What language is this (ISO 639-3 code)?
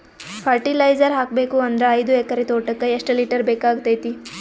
kan